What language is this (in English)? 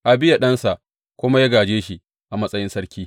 Hausa